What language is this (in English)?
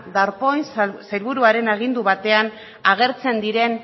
Basque